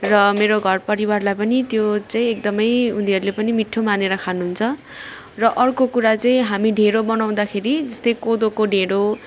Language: Nepali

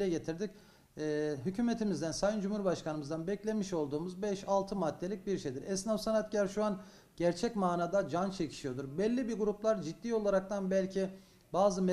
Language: Turkish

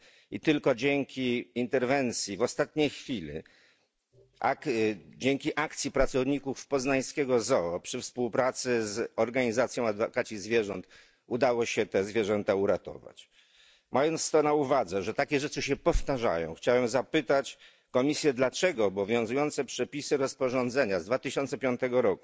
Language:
Polish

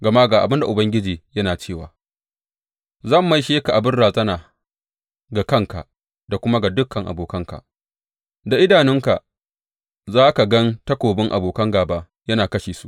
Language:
Hausa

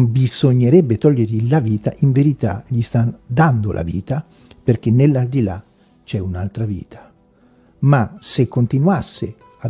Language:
Italian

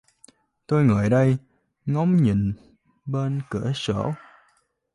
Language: Vietnamese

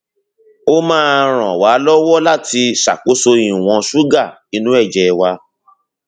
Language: Yoruba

